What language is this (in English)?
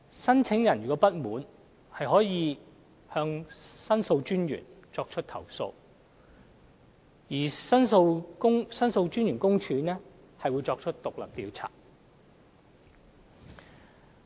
Cantonese